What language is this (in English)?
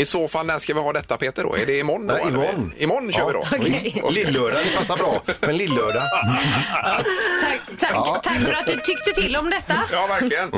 Swedish